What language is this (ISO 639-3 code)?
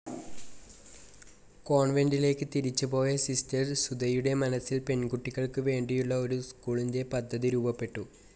mal